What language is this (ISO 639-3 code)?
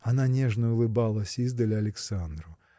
rus